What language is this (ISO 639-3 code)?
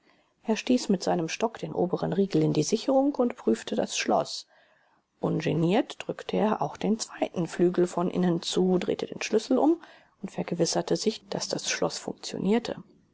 deu